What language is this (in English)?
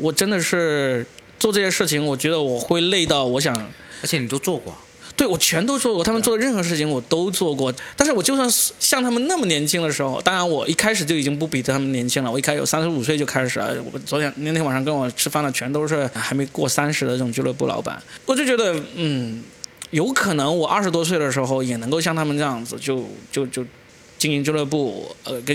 Chinese